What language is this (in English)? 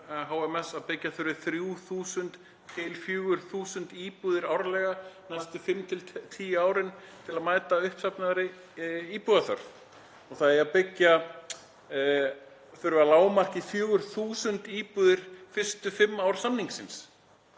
Icelandic